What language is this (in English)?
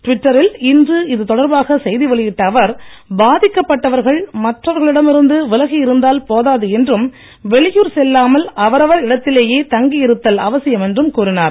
Tamil